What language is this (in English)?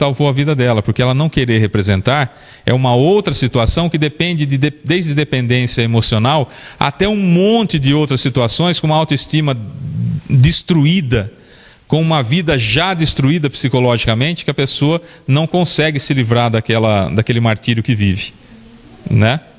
Portuguese